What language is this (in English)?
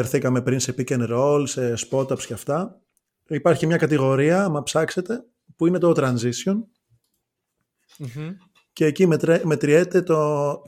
Greek